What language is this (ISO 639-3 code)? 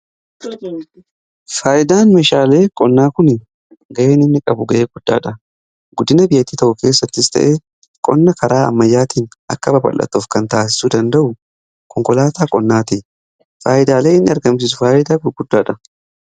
orm